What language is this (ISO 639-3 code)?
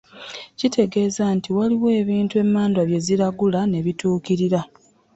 lug